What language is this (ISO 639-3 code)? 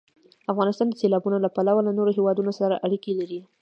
pus